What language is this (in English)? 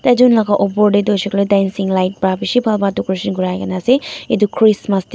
Naga Pidgin